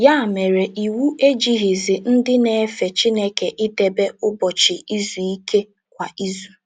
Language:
Igbo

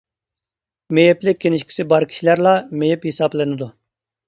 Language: Uyghur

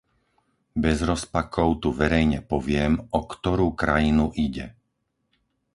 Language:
Slovak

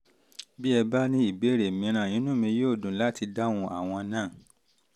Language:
Yoruba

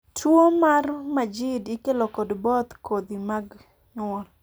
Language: Luo (Kenya and Tanzania)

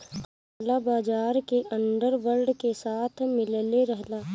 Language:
Bhojpuri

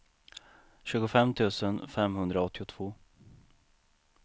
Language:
Swedish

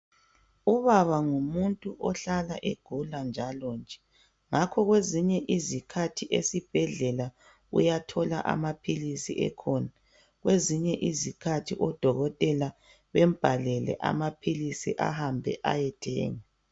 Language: North Ndebele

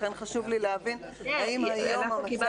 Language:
Hebrew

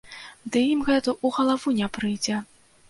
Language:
Belarusian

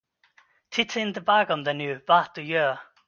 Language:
Swedish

